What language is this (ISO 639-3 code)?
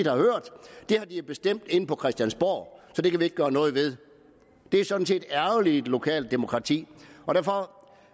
dan